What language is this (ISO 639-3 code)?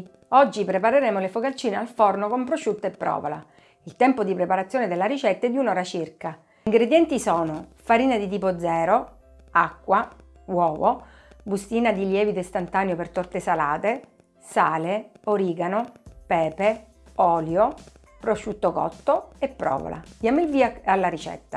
ita